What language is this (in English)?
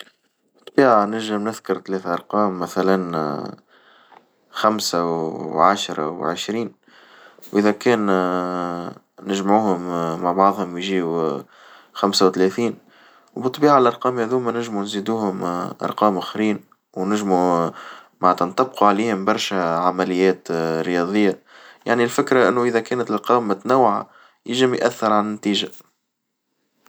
Tunisian Arabic